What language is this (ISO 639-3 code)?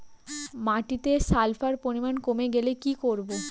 ben